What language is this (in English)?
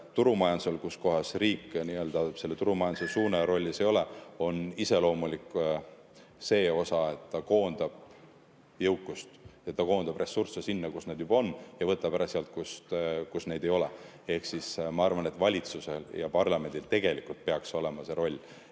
Estonian